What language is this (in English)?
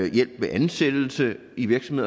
Danish